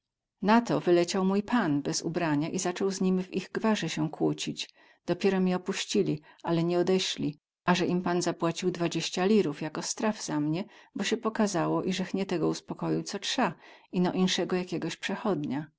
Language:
Polish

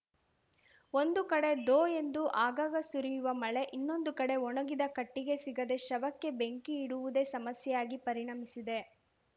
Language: Kannada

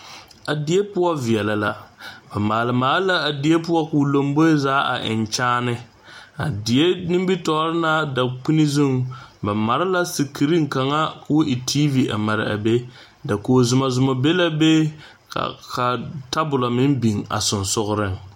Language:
Southern Dagaare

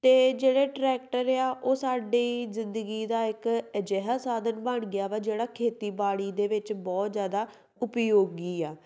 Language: Punjabi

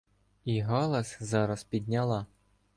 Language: Ukrainian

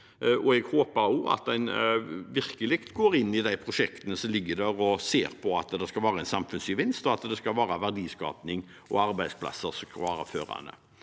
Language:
Norwegian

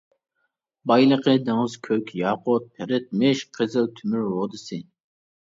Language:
Uyghur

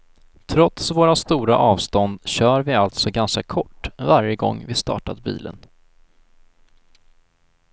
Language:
Swedish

